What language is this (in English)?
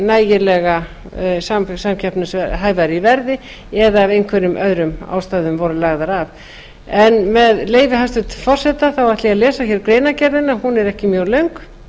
Icelandic